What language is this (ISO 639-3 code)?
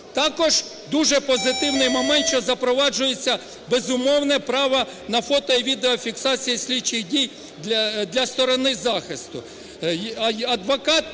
ukr